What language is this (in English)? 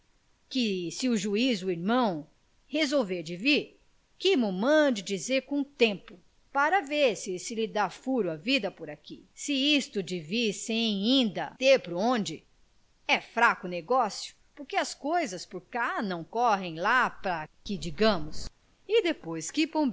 Portuguese